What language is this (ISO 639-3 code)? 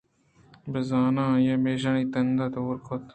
bgp